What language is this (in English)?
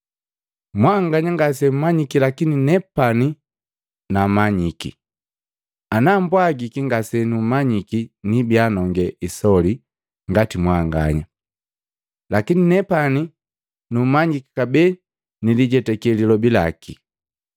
Matengo